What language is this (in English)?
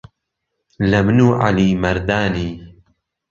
Central Kurdish